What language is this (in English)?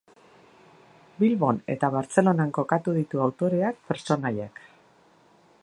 Basque